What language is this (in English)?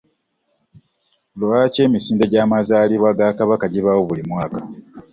Ganda